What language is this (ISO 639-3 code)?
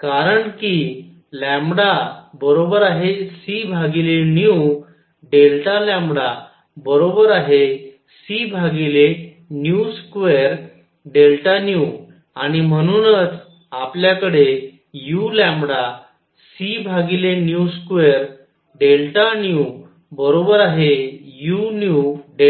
mar